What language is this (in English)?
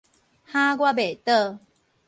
Min Nan Chinese